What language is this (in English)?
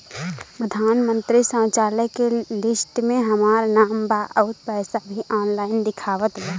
Bhojpuri